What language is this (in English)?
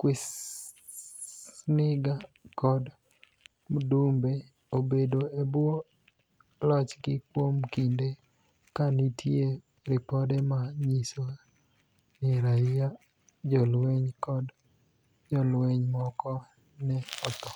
Luo (Kenya and Tanzania)